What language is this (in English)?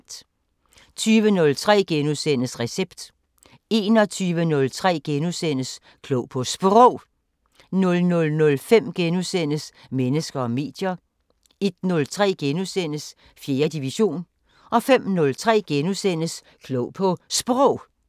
Danish